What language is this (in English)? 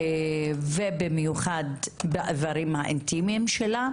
Hebrew